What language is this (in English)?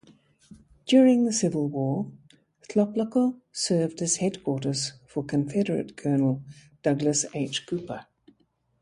English